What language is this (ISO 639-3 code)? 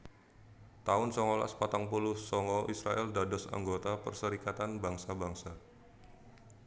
jav